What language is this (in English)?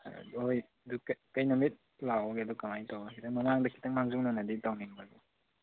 Manipuri